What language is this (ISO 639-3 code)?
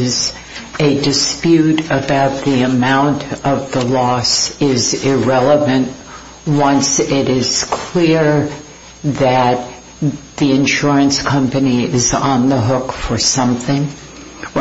eng